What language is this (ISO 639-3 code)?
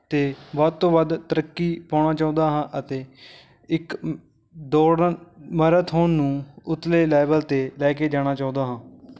pan